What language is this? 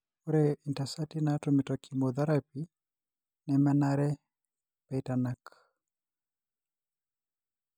Masai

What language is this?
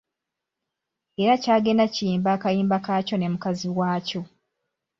Ganda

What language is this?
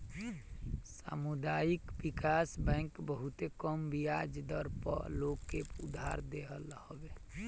Bhojpuri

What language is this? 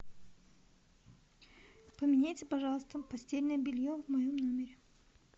Russian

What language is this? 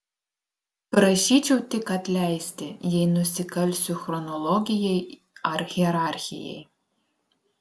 Lithuanian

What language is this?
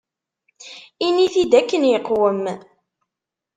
Kabyle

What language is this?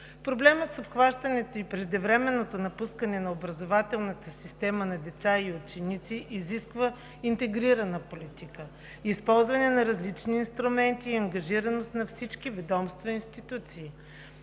Bulgarian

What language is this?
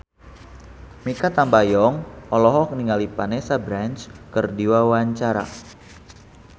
Sundanese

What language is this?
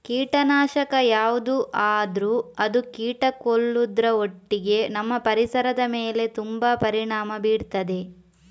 Kannada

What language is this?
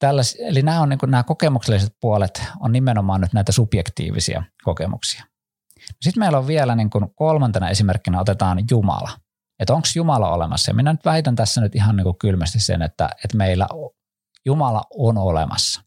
Finnish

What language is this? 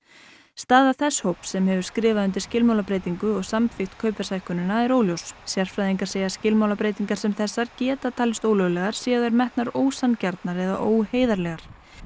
Icelandic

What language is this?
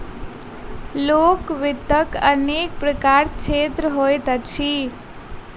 Maithili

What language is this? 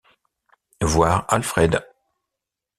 French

